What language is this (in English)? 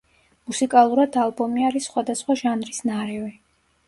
Georgian